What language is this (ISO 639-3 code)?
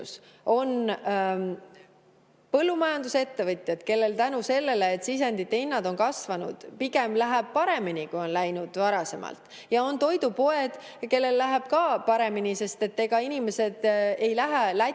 est